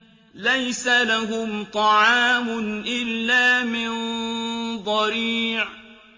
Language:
Arabic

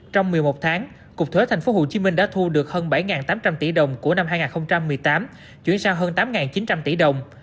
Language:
Vietnamese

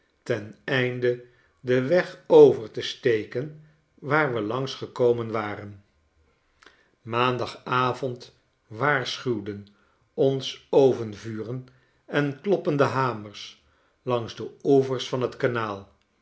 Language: Dutch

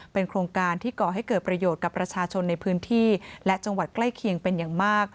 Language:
Thai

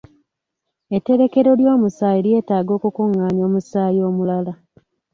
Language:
Ganda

